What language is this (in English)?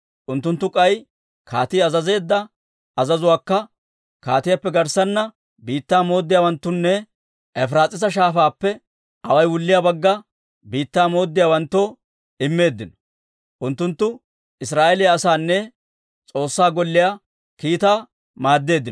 Dawro